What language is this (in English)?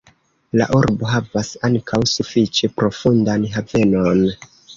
Esperanto